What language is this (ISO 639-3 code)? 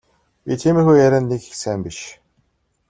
mon